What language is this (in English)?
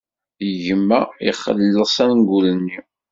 Kabyle